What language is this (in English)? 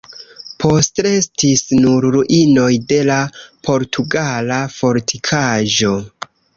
Esperanto